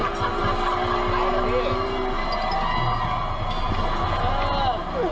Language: Thai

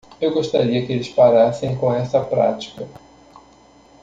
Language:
Portuguese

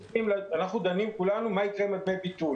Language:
Hebrew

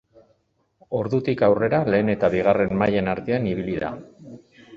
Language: Basque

